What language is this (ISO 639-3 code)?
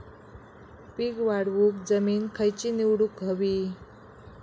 mar